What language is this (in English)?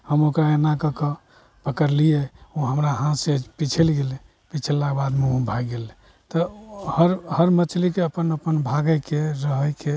Maithili